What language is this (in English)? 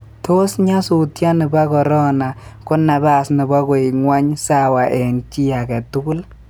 Kalenjin